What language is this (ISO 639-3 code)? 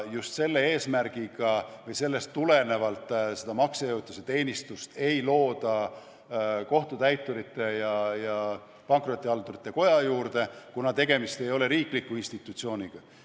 est